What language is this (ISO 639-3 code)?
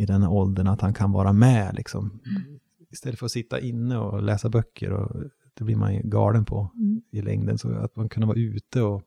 swe